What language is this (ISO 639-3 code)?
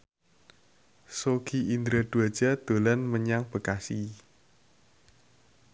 jav